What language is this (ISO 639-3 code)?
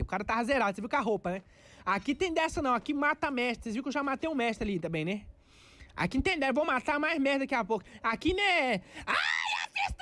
por